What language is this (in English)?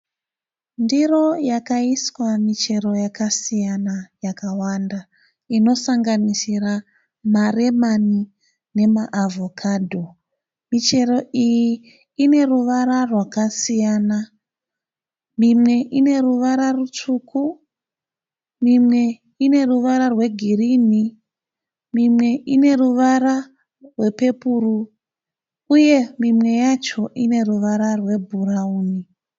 Shona